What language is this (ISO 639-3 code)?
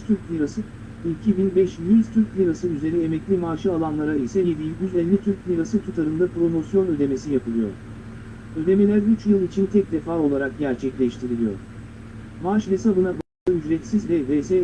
tur